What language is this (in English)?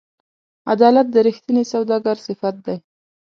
Pashto